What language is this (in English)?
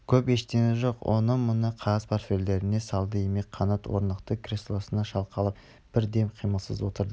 Kazakh